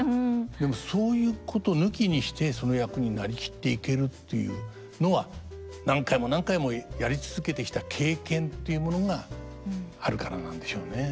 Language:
Japanese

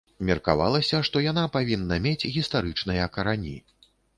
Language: Belarusian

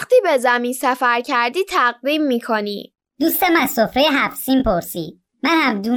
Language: Persian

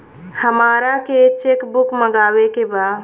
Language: Bhojpuri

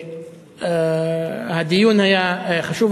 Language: Hebrew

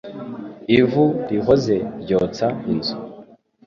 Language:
Kinyarwanda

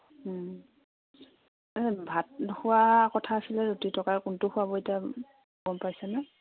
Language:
Assamese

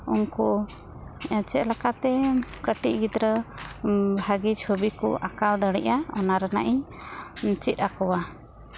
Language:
Santali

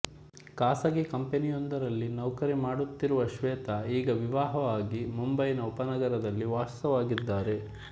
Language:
Kannada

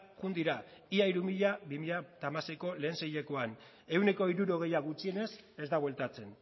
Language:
Basque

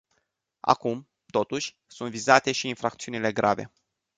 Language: Romanian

